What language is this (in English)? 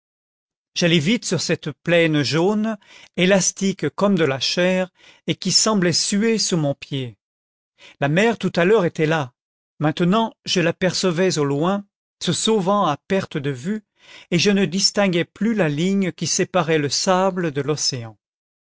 French